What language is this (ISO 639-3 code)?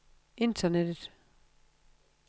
dan